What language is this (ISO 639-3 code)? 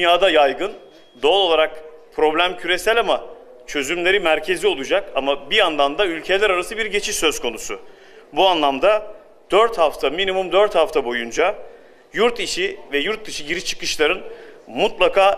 tur